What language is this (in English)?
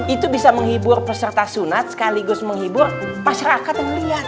Indonesian